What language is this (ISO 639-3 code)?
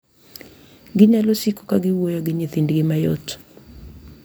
luo